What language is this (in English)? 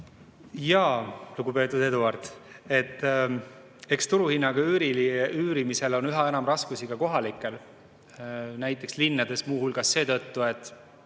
Estonian